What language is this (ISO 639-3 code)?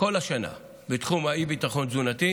heb